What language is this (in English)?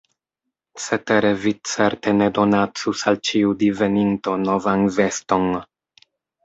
Esperanto